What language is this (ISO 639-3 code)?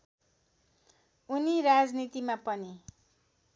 nep